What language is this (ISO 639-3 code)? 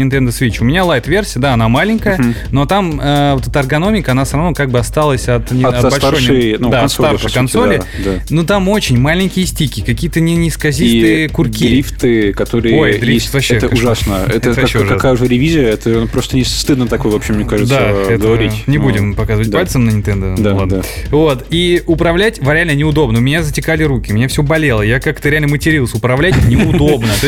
rus